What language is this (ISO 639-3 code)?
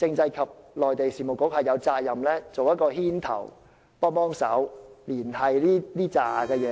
yue